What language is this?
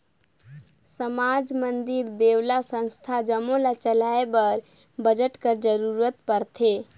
Chhattisgarhi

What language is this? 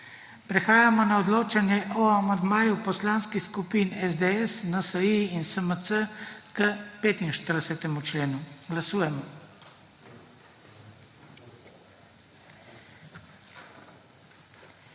Slovenian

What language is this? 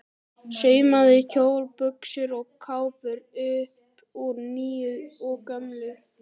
Icelandic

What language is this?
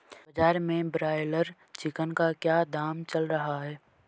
Hindi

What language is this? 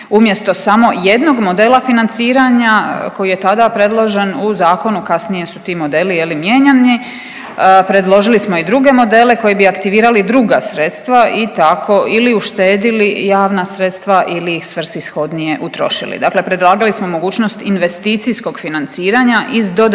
Croatian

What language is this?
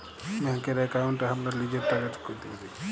Bangla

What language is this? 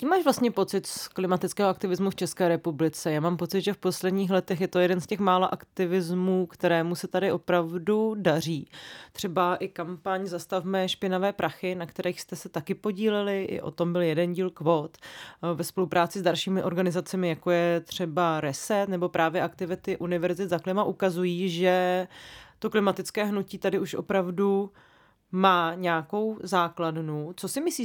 Czech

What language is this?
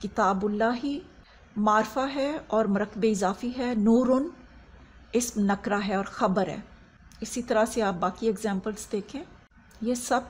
Hindi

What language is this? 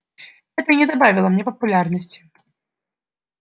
Russian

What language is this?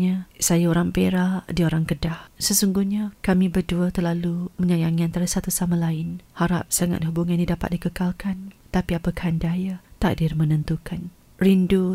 Malay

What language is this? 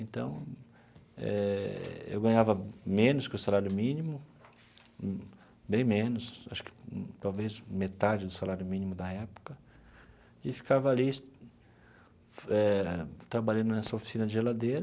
Portuguese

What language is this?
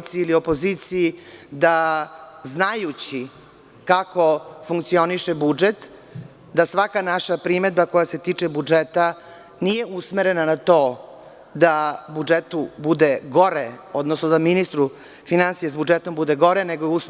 Serbian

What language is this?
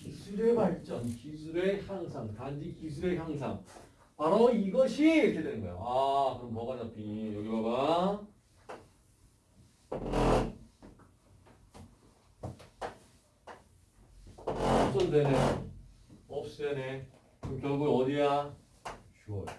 Korean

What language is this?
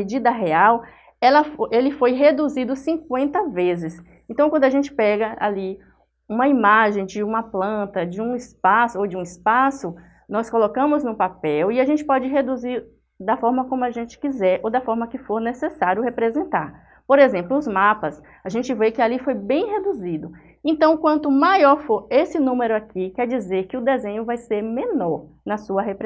Portuguese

